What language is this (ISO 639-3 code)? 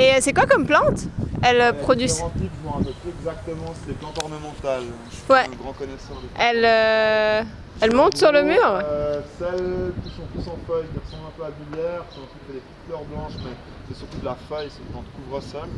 fra